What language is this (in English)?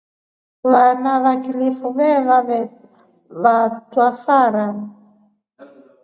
Rombo